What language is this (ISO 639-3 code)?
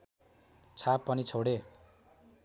nep